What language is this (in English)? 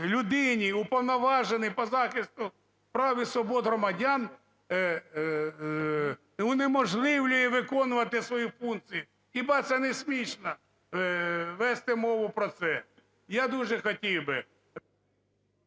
Ukrainian